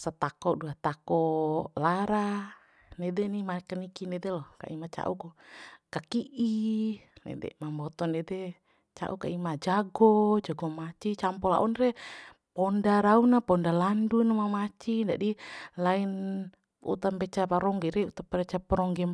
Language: Bima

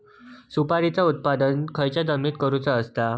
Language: Marathi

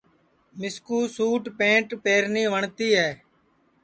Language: Sansi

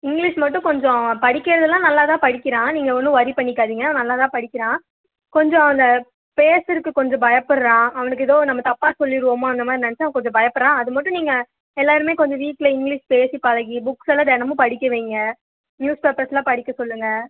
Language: Tamil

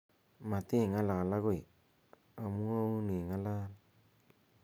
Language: Kalenjin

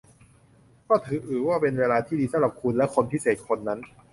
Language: Thai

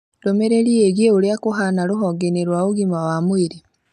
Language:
Kikuyu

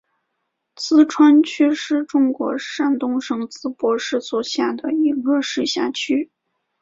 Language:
Chinese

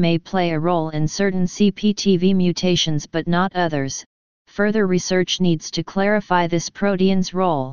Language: English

